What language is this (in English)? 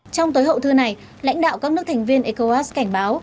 Vietnamese